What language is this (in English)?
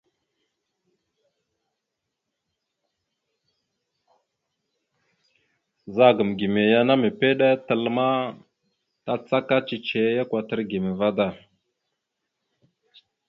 Mada (Cameroon)